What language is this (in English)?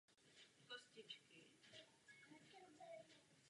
Czech